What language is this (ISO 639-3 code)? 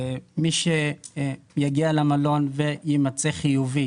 heb